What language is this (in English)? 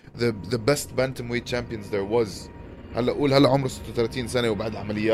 Arabic